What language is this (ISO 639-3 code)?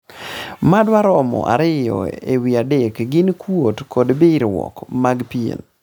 luo